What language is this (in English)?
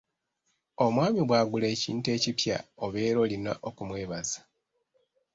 Ganda